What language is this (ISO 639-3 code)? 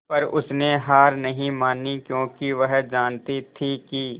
hin